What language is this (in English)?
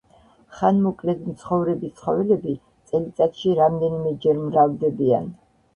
Georgian